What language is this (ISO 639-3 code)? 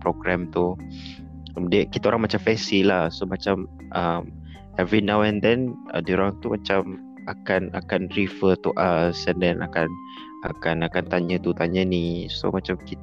msa